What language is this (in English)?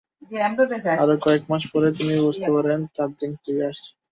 Bangla